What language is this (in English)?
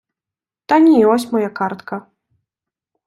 Ukrainian